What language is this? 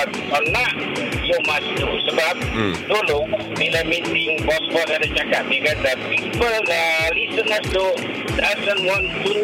Malay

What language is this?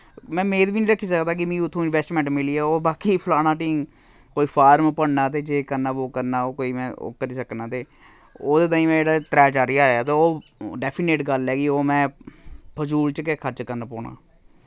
Dogri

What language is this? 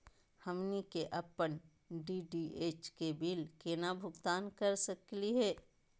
Magahi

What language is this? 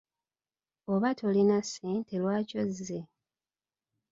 Ganda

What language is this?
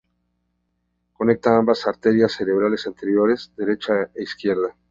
Spanish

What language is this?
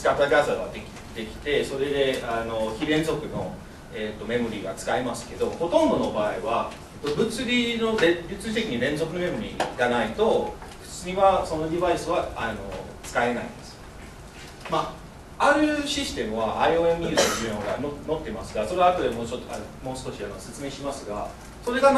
Japanese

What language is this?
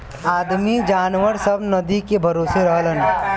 Bhojpuri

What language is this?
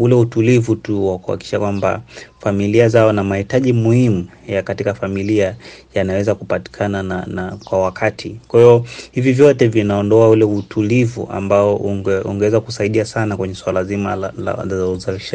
Swahili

